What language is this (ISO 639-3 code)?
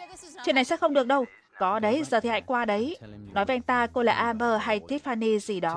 vie